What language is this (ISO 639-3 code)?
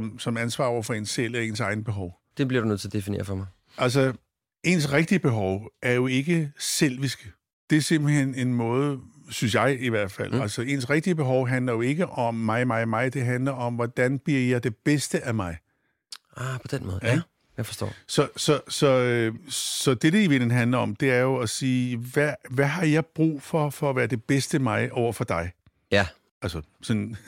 dan